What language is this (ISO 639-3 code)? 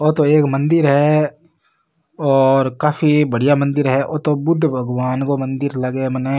raj